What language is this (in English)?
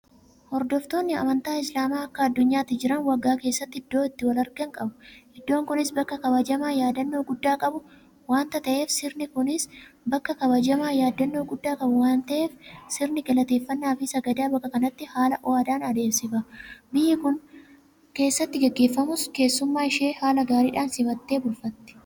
Oromo